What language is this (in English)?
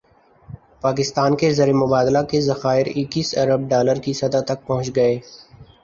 Urdu